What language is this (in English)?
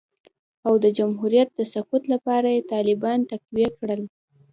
Pashto